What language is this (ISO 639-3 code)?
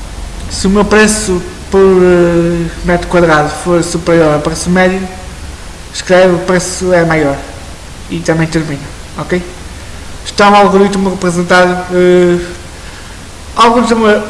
por